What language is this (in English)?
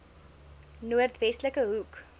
Afrikaans